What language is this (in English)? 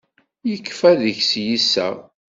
Kabyle